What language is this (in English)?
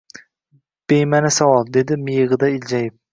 Uzbek